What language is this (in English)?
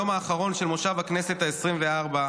Hebrew